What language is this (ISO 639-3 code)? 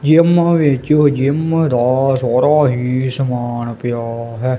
pan